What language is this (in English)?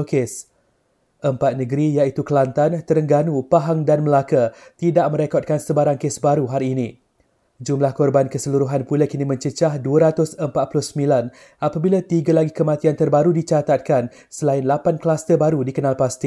Malay